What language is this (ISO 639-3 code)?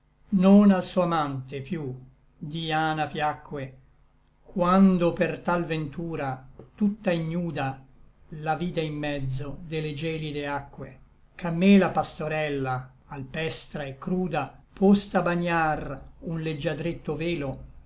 ita